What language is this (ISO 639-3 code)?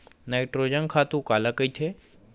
hne